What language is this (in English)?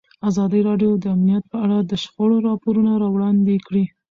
Pashto